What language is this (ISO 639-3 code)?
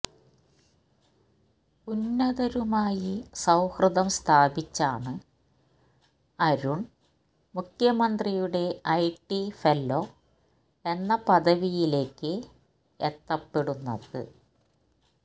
mal